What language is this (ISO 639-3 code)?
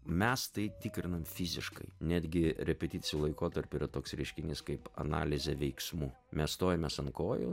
lit